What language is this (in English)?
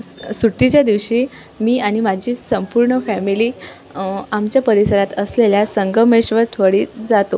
Marathi